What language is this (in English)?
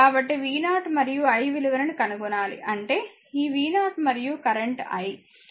Telugu